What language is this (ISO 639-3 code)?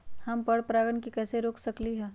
mag